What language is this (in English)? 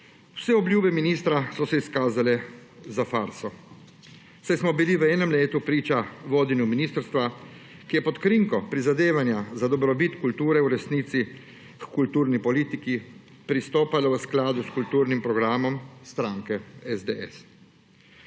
Slovenian